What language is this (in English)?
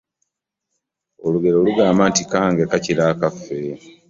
Ganda